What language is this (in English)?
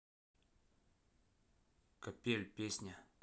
Russian